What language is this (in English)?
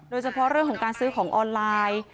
Thai